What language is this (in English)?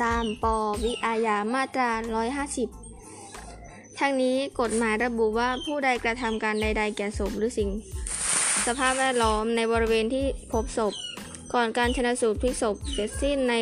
Thai